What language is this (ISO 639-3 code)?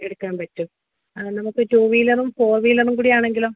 mal